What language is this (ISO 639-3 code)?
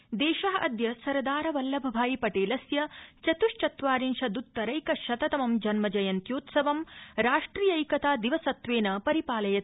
san